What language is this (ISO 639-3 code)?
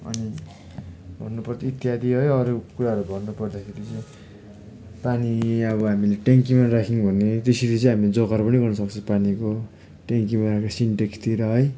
nep